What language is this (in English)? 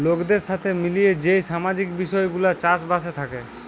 Bangla